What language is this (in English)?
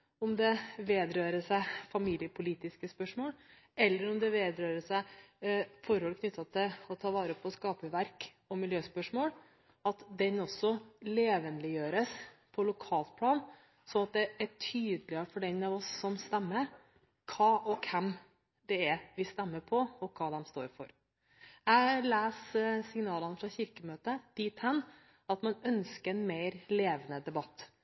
Norwegian Bokmål